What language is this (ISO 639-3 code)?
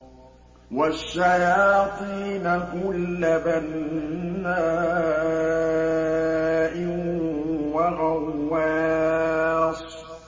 ara